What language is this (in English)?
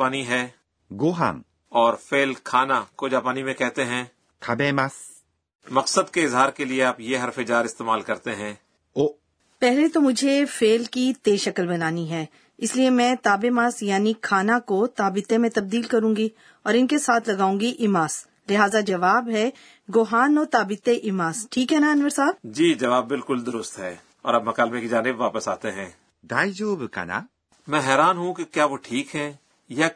Urdu